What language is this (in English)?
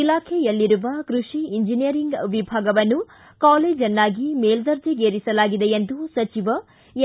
Kannada